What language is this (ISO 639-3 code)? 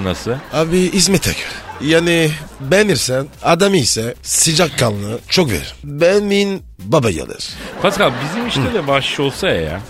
tur